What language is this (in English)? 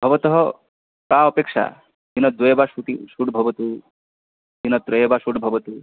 Sanskrit